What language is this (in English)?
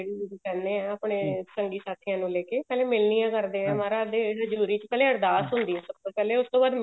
Punjabi